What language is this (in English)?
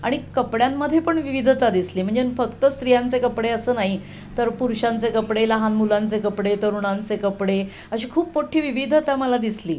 Marathi